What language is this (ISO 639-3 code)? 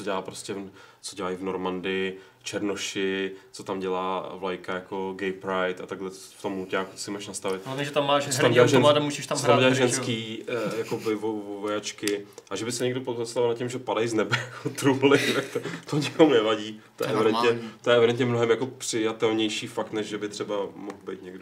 ces